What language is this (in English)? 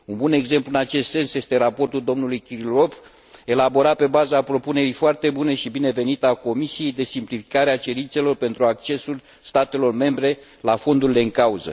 Romanian